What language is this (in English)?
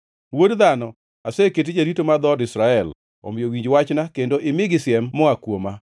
Luo (Kenya and Tanzania)